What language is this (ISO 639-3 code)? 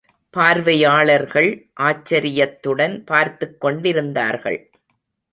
tam